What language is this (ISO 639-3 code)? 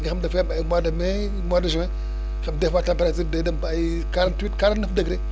wol